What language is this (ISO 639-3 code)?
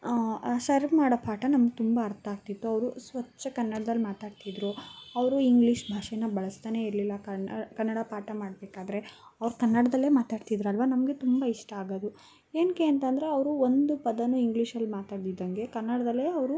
kan